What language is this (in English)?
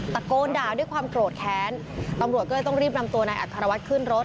Thai